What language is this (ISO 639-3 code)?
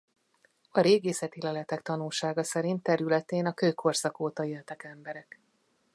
hun